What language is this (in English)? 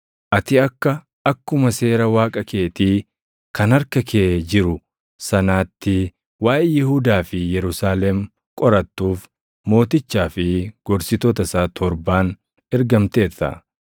Oromo